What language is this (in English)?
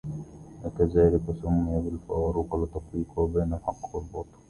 Arabic